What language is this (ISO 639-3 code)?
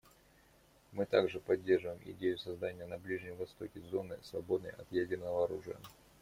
rus